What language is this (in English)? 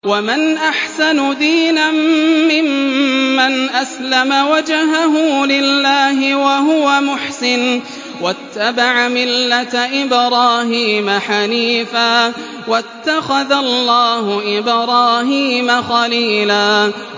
Arabic